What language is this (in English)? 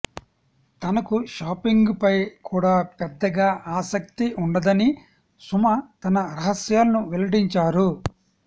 Telugu